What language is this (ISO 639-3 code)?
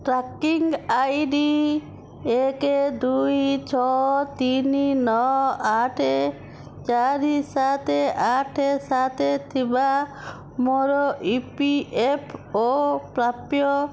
ori